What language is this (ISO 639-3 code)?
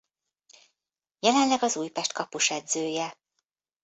hun